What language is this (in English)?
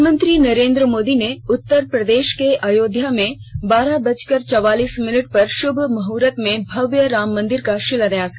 Hindi